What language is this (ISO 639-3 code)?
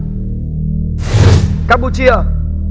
vie